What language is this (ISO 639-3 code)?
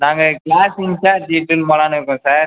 tam